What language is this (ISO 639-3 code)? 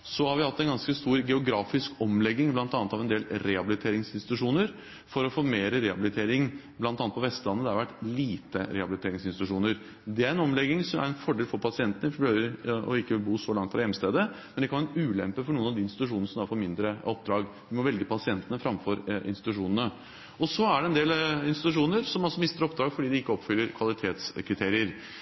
nob